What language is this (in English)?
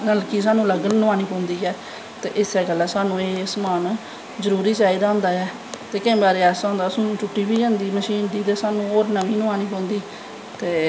Dogri